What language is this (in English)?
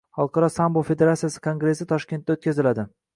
Uzbek